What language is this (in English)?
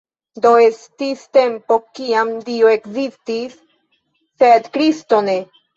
Esperanto